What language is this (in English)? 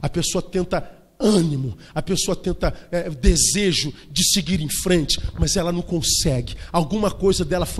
Portuguese